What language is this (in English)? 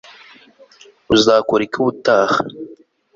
Kinyarwanda